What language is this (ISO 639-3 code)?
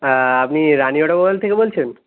ben